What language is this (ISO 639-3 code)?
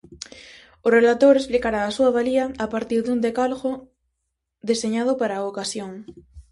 glg